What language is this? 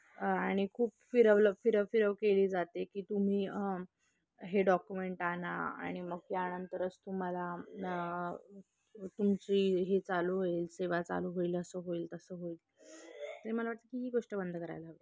Marathi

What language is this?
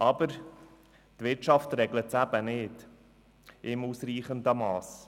Swiss German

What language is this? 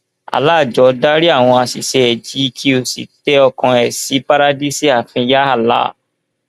Yoruba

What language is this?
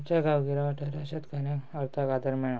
Konkani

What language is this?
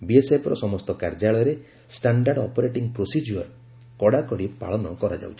Odia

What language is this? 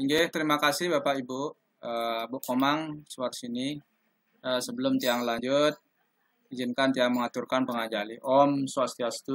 Indonesian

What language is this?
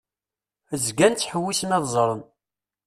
Kabyle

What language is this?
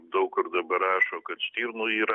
Lithuanian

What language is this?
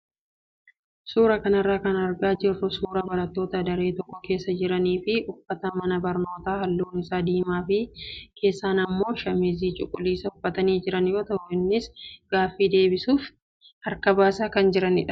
Oromo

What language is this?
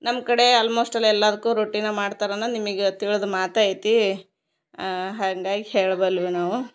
Kannada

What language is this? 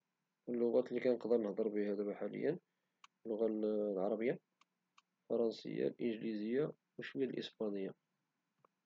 Moroccan Arabic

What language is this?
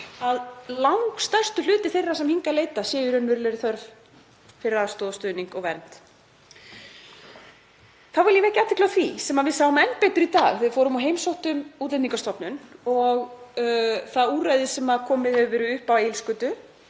Icelandic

